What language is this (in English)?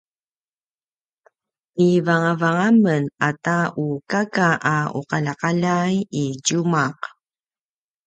Paiwan